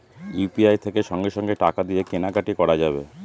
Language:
Bangla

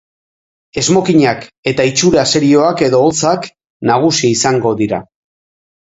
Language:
Basque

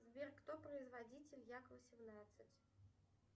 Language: Russian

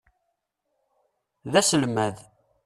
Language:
Kabyle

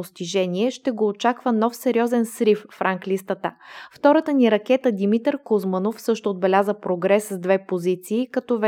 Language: Bulgarian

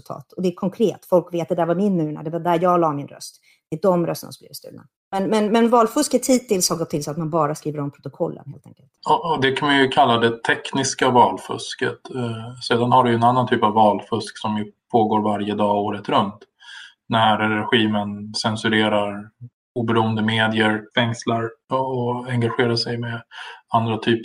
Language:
Swedish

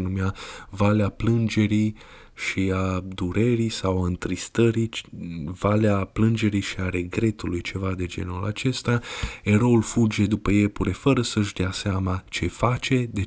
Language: Romanian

